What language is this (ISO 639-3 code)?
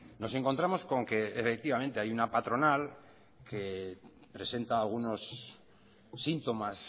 spa